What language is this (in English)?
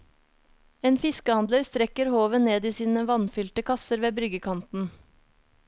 Norwegian